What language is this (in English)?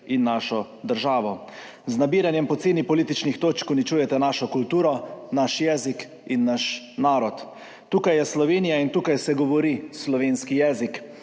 Slovenian